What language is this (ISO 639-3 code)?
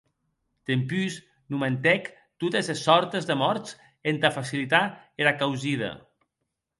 oci